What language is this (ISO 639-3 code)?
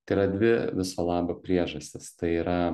lit